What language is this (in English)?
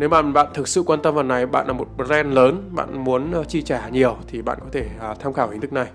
Vietnamese